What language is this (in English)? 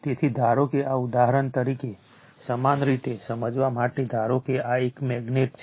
Gujarati